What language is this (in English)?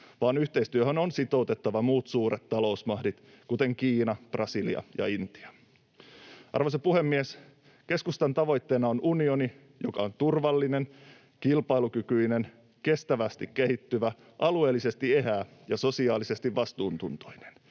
Finnish